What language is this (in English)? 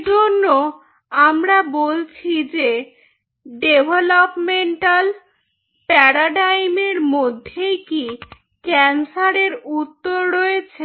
Bangla